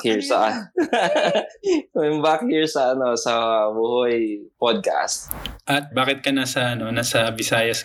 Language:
Filipino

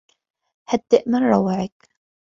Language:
Arabic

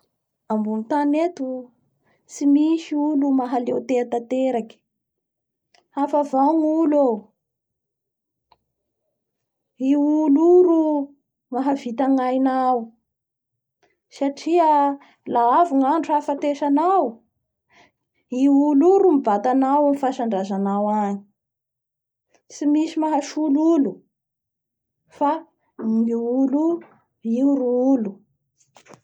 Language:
Bara Malagasy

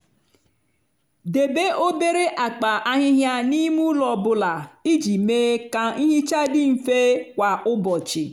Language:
Igbo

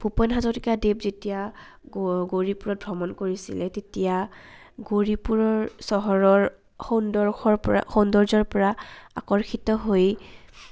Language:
Assamese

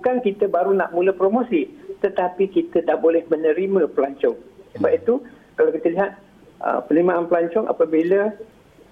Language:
Malay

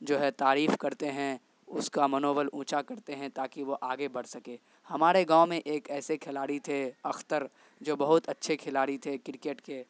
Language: Urdu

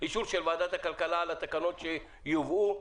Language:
Hebrew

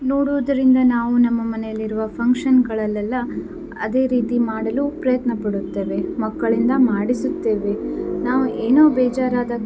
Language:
Kannada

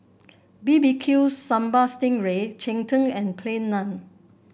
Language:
English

